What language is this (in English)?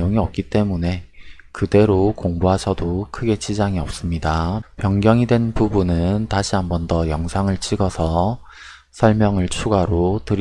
Korean